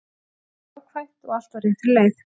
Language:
Icelandic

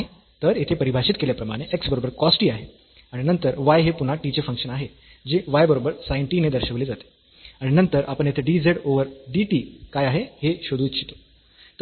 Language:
Marathi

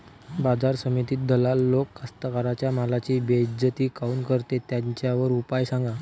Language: Marathi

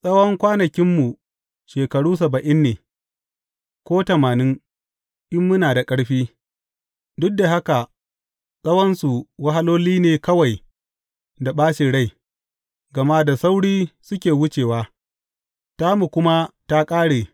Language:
Hausa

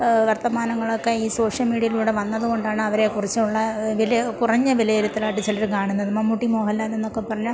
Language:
Malayalam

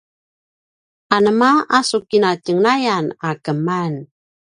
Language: Paiwan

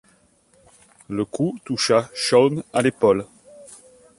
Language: French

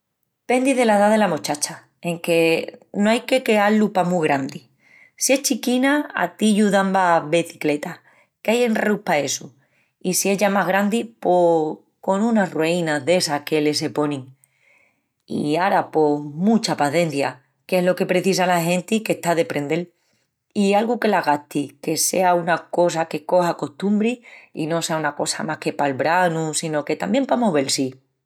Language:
Extremaduran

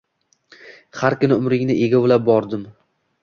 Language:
Uzbek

